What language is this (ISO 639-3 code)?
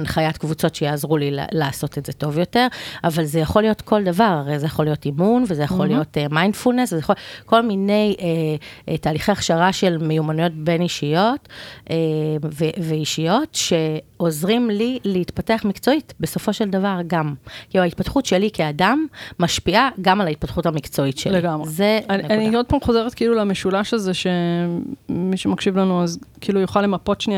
heb